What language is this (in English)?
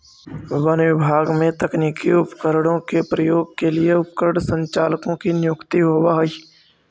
Magahi